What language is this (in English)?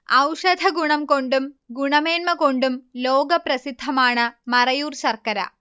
Malayalam